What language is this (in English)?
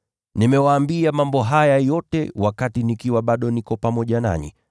Swahili